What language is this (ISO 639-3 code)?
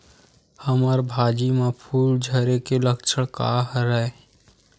hne